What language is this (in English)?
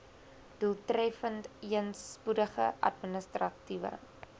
Afrikaans